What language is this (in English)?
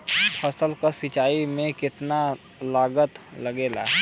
Bhojpuri